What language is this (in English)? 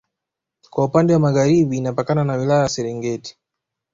Swahili